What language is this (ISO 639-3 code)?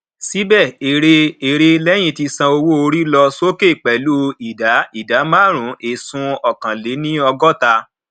yor